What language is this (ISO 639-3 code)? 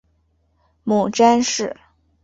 zho